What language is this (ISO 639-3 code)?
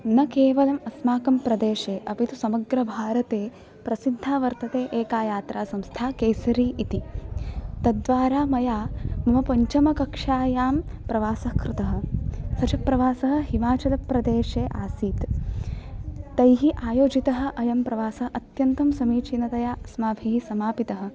san